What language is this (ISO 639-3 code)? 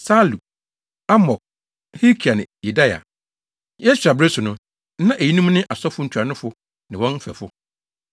aka